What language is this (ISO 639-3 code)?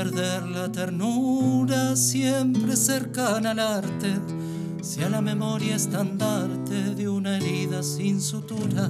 spa